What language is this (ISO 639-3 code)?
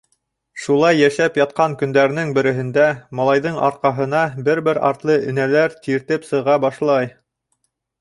bak